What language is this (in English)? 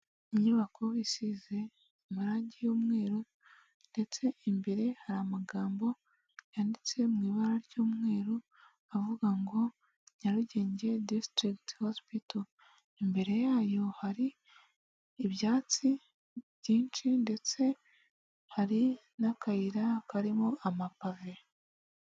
Kinyarwanda